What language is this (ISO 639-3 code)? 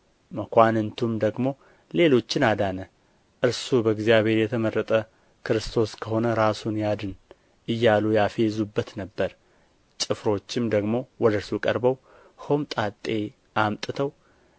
amh